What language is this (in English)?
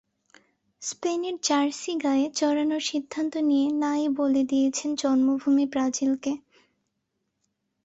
Bangla